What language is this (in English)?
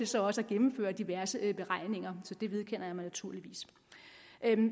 Danish